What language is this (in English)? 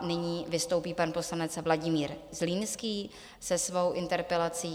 Czech